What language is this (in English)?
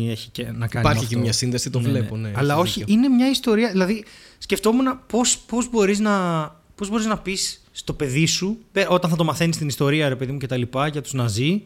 Greek